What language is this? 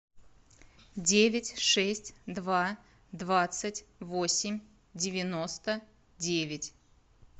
Russian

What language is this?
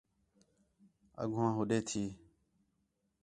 Khetrani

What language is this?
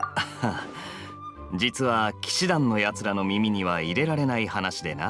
Japanese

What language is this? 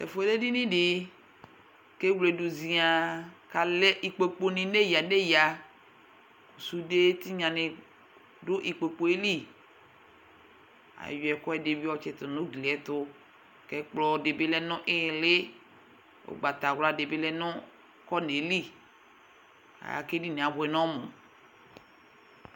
Ikposo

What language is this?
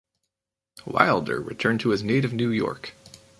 English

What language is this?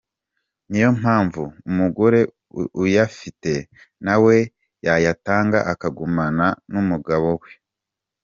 Kinyarwanda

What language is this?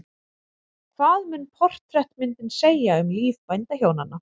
Icelandic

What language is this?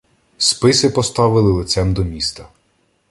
Ukrainian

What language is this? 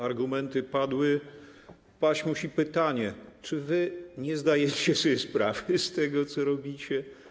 Polish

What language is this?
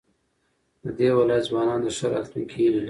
Pashto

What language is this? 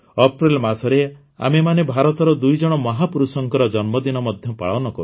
Odia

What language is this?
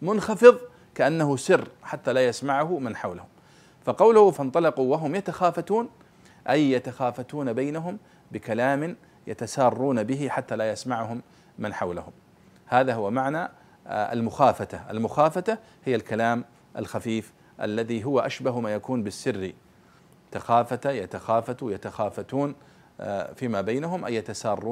Arabic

